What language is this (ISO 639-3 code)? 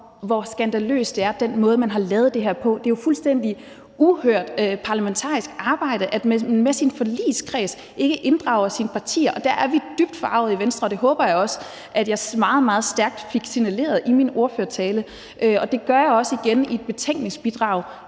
dan